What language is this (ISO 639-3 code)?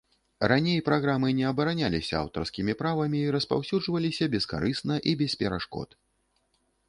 bel